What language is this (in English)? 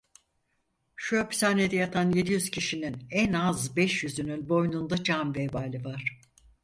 Turkish